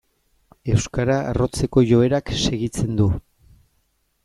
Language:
Basque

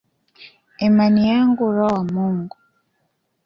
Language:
Swahili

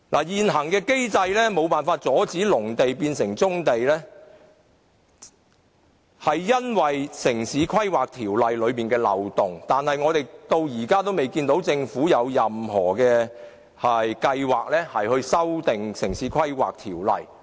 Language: Cantonese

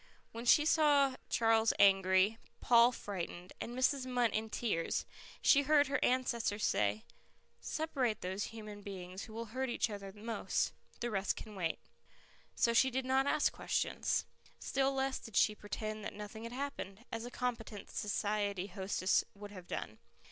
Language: English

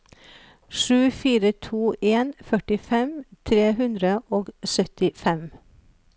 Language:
Norwegian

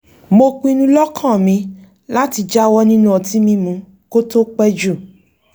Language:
Yoruba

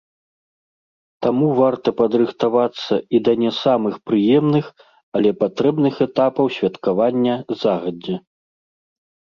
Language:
Belarusian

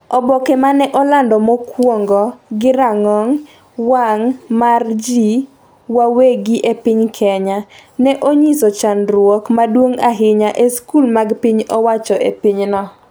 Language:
Luo (Kenya and Tanzania)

